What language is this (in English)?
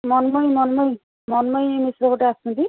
Odia